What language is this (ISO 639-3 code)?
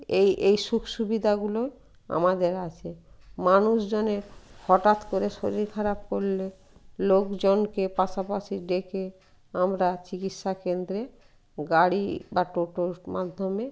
ben